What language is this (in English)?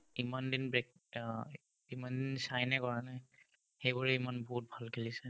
Assamese